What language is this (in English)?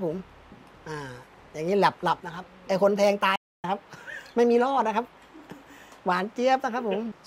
Thai